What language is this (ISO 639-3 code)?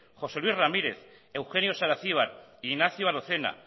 eus